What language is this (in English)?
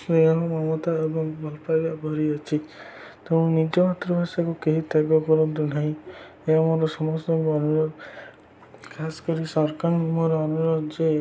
Odia